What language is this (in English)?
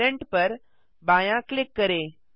Hindi